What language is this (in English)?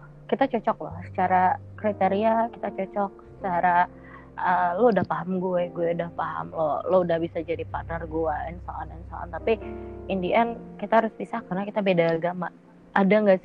Indonesian